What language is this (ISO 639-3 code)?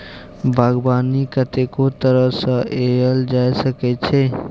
mai